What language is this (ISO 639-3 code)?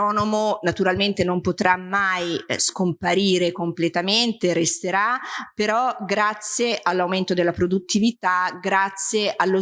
ita